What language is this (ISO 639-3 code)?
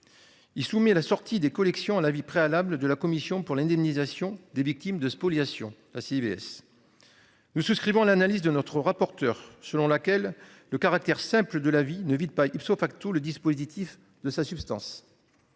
fra